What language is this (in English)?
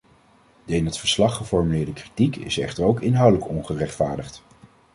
Dutch